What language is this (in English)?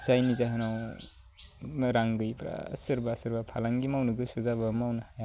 Bodo